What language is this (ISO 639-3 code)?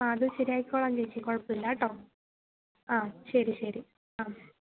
mal